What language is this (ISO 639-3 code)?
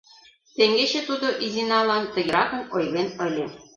chm